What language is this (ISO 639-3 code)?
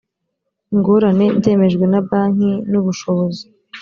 kin